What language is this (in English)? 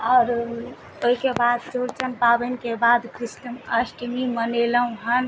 Maithili